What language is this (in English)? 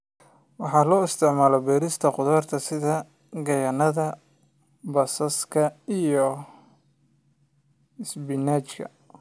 Somali